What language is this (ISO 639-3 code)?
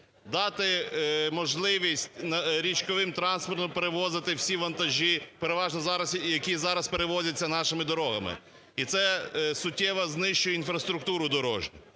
ukr